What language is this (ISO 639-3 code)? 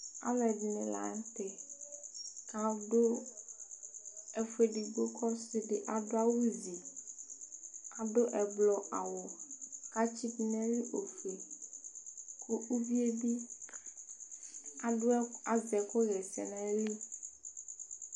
kpo